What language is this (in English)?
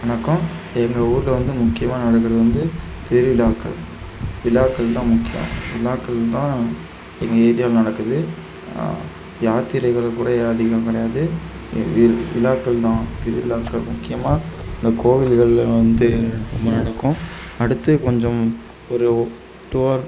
Tamil